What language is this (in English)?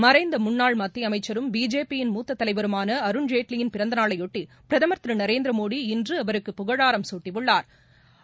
Tamil